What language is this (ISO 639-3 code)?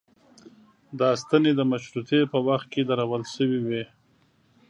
pus